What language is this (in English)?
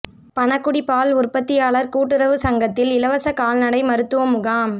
Tamil